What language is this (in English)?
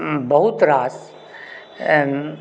Maithili